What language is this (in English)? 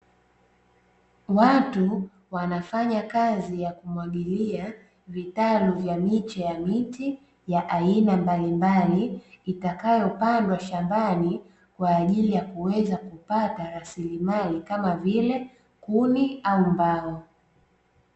Swahili